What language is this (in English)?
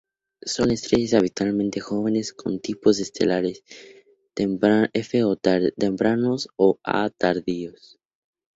Spanish